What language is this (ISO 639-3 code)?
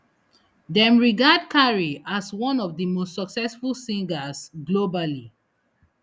pcm